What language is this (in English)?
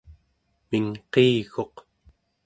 Central Yupik